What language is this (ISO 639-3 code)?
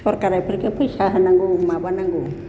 brx